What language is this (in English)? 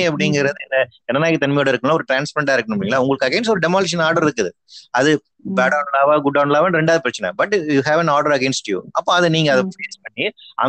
Tamil